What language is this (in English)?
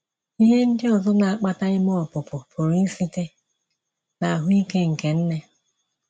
Igbo